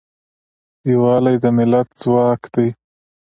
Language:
Pashto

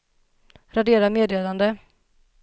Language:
Swedish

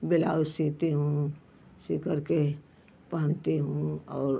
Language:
Hindi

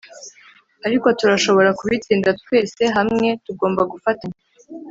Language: Kinyarwanda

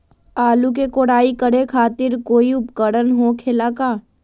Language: Magahi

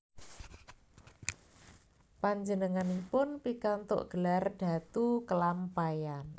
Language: Javanese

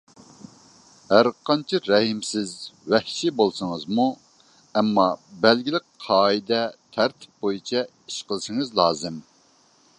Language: Uyghur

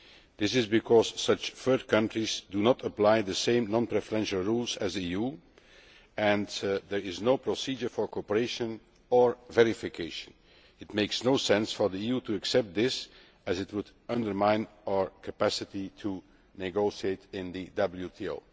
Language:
English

